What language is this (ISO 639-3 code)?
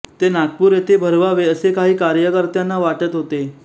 mar